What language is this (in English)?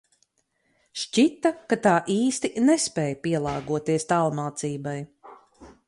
Latvian